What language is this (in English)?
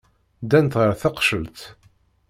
Kabyle